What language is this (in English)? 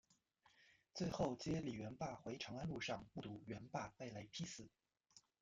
Chinese